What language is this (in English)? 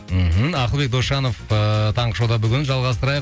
Kazakh